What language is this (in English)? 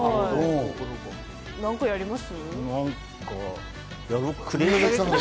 Japanese